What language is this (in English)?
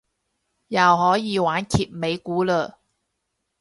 Cantonese